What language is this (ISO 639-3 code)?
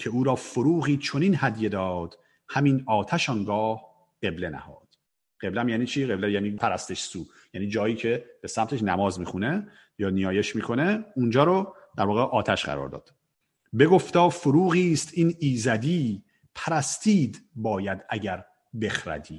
fas